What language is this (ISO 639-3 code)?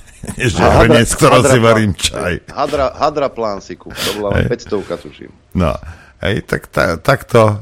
slk